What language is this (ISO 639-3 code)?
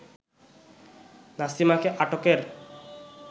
ben